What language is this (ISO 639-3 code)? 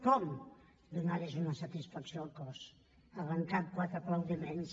cat